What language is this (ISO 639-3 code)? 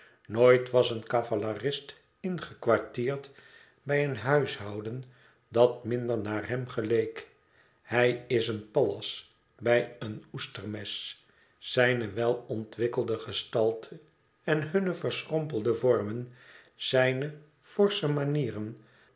nld